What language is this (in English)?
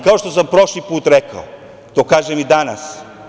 Serbian